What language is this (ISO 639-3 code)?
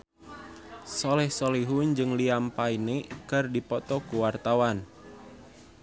sun